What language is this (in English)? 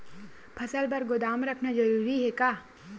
Chhattisgarhi